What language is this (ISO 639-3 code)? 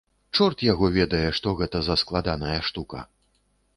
bel